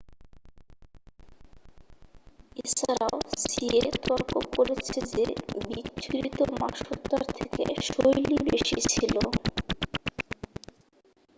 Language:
Bangla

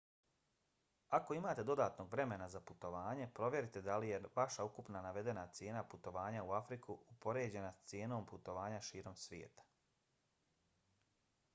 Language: Bosnian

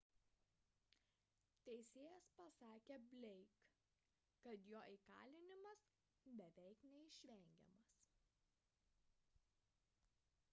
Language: Lithuanian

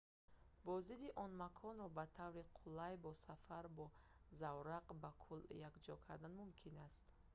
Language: Tajik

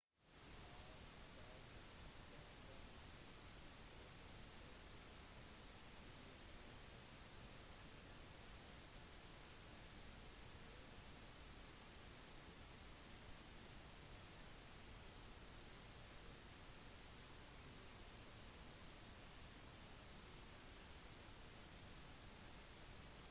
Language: Norwegian Bokmål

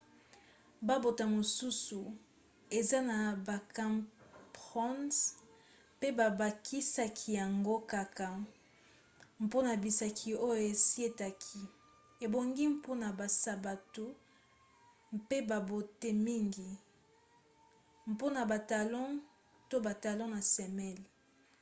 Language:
Lingala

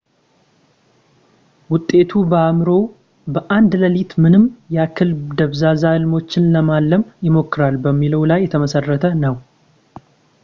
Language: Amharic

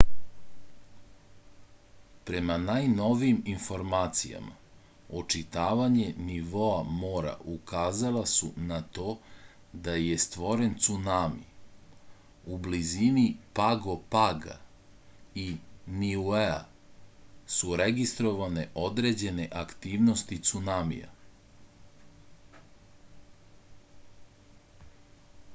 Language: Serbian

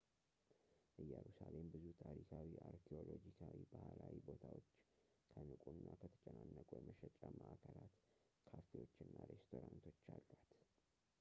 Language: Amharic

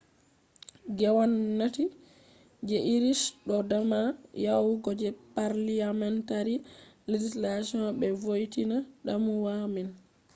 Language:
Fula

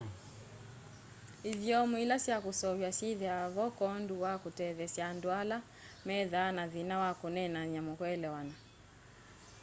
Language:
Kamba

